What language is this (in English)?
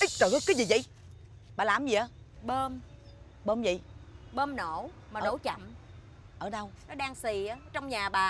Vietnamese